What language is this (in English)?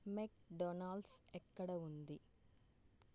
Telugu